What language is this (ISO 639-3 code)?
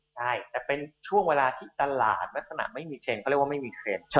tha